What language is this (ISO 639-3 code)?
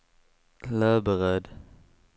swe